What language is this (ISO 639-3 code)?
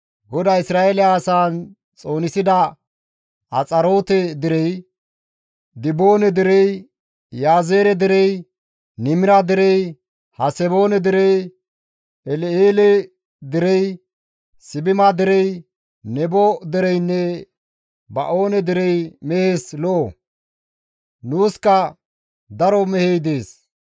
gmv